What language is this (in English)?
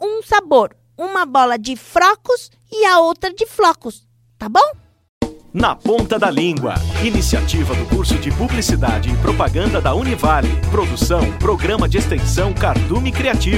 Portuguese